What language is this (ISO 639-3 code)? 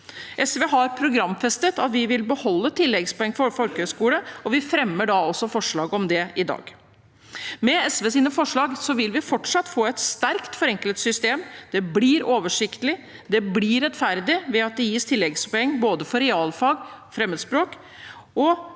nor